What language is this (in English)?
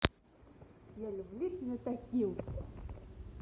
Russian